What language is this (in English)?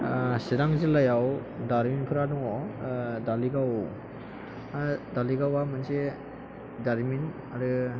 Bodo